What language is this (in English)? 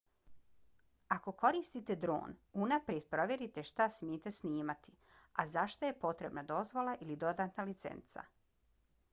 Bosnian